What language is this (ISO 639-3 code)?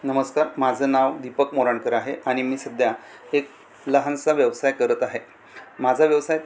mar